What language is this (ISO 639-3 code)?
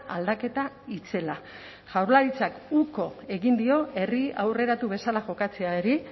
eus